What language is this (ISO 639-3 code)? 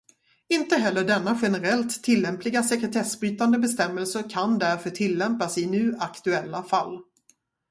swe